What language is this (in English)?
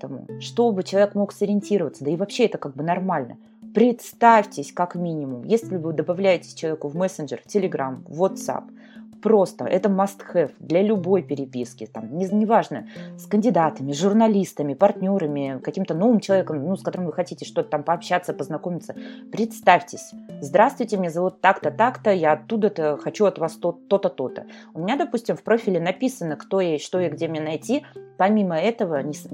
Russian